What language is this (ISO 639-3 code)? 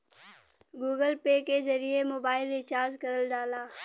bho